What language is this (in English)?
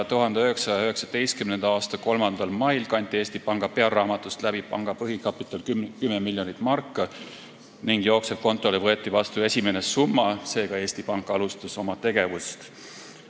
Estonian